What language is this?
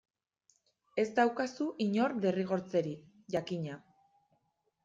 Basque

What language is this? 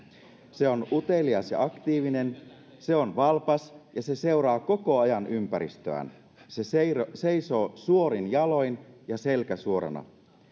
Finnish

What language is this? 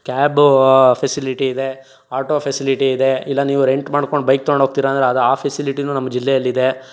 Kannada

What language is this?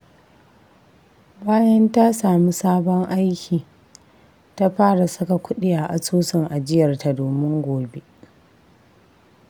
Hausa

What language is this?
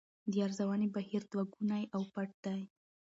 Pashto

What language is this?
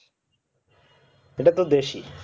Bangla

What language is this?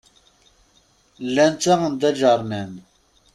Kabyle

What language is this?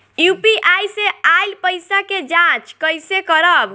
Bhojpuri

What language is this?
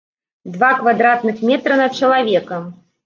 Belarusian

